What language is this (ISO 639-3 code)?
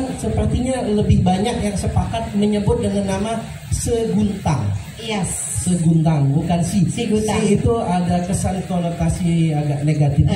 ind